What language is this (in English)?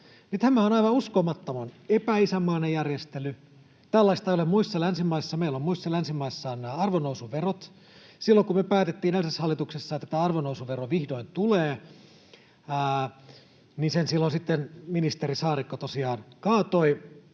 Finnish